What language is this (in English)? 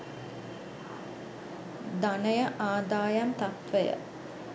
Sinhala